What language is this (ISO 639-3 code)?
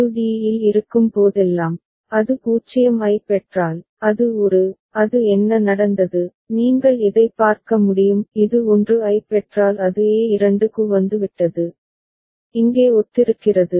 tam